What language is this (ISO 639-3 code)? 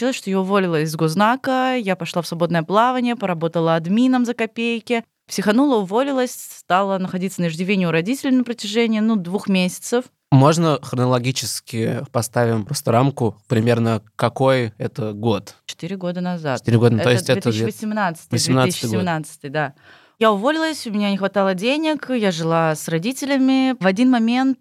rus